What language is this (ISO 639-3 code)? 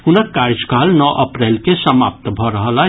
mai